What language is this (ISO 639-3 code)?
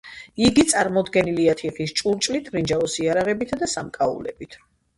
kat